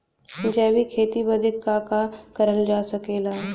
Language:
Bhojpuri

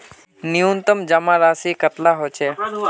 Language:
Magahi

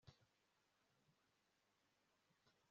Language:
Kinyarwanda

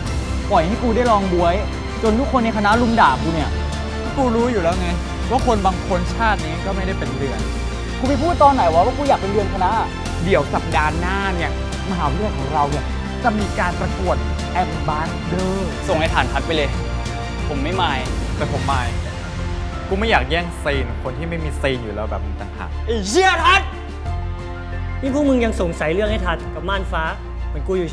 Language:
Thai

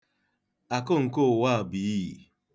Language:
Igbo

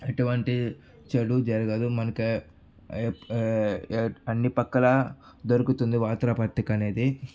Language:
Telugu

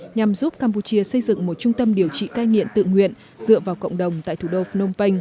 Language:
Vietnamese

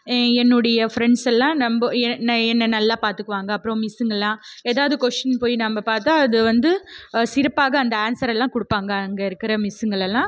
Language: Tamil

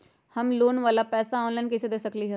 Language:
Magahi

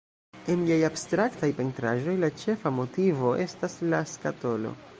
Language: Esperanto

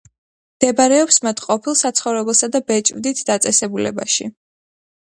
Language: Georgian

